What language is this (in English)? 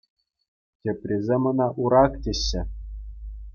Chuvash